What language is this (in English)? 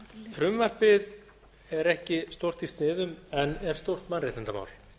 Icelandic